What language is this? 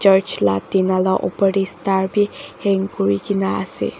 Naga Pidgin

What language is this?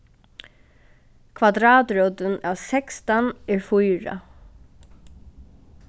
Faroese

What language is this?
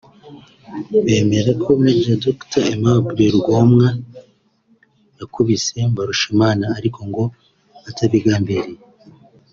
Kinyarwanda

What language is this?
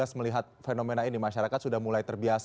Indonesian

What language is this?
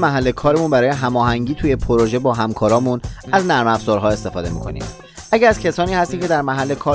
Persian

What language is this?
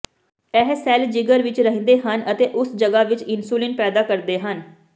Punjabi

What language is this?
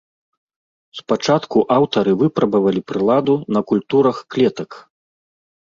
Belarusian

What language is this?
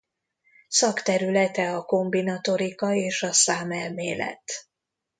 Hungarian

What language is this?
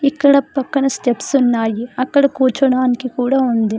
Telugu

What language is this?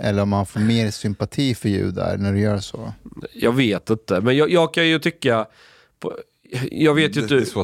Swedish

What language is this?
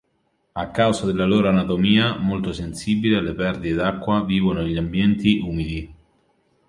Italian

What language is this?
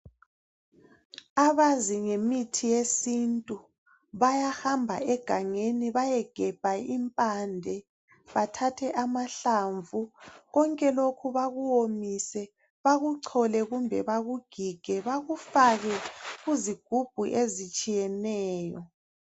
North Ndebele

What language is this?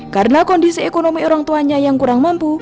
Indonesian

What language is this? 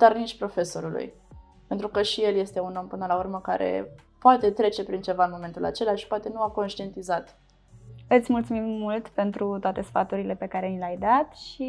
Romanian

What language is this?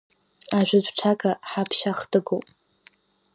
Abkhazian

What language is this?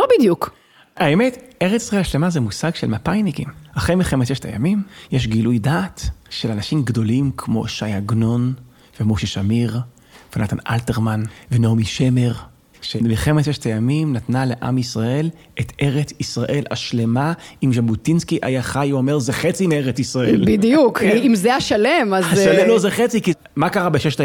Hebrew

